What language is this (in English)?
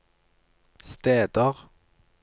Norwegian